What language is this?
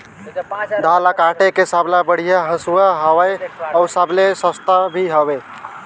Chhattisgarhi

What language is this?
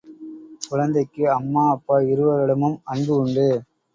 Tamil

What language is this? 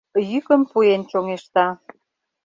Mari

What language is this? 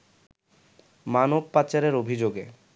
Bangla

